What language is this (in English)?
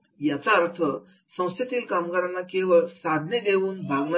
Marathi